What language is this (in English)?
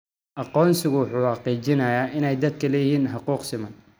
Somali